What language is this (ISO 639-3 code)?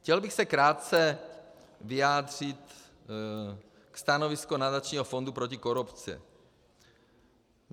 ces